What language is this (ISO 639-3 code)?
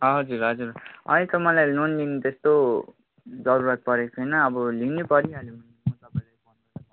nep